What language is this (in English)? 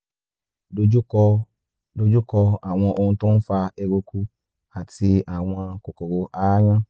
Yoruba